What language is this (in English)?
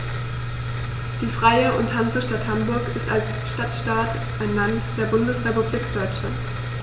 German